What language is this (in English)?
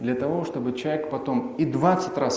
Russian